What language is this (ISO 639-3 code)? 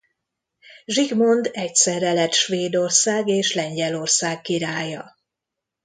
hun